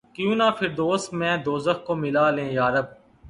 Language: Urdu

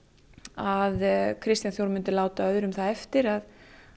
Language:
Icelandic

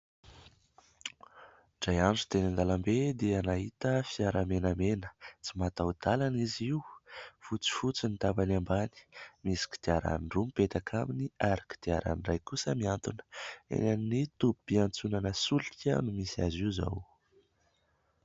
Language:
Malagasy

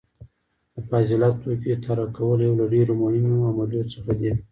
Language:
Pashto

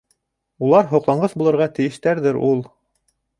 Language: Bashkir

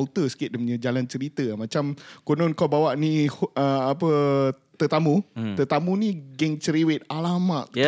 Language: Malay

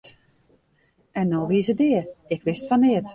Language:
Western Frisian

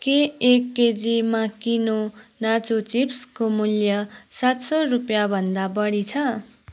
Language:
Nepali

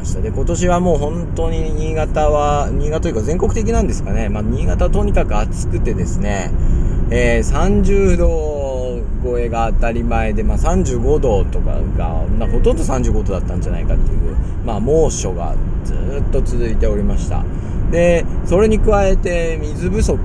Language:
Japanese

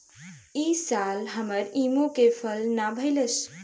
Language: Bhojpuri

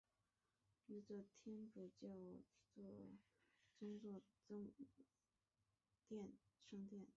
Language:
Chinese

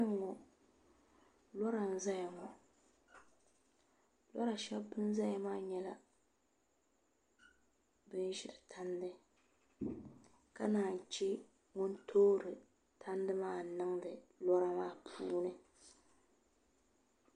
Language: Dagbani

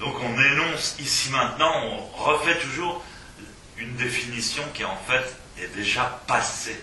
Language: French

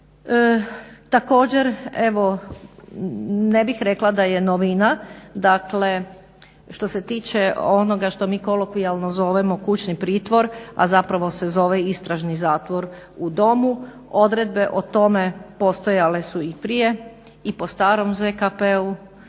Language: Croatian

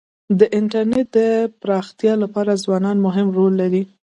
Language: Pashto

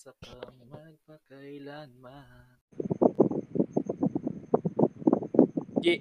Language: Filipino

